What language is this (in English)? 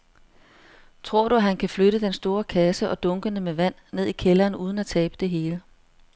Danish